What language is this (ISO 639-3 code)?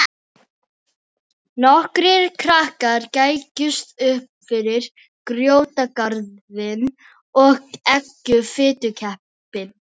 isl